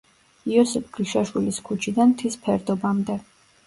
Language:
Georgian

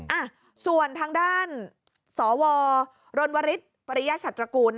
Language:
Thai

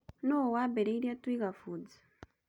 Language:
Kikuyu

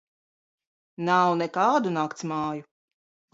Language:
Latvian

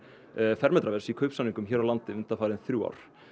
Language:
Icelandic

